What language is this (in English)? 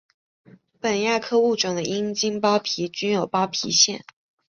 Chinese